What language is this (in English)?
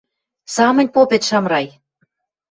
Western Mari